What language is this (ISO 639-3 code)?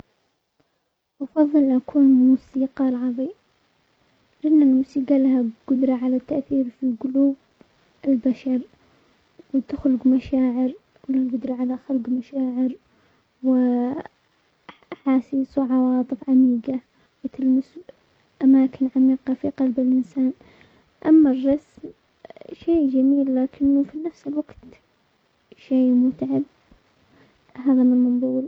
acx